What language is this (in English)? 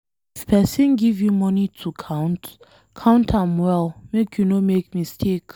Nigerian Pidgin